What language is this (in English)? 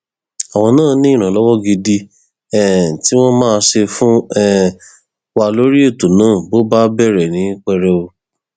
Yoruba